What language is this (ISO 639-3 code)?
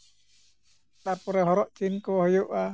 sat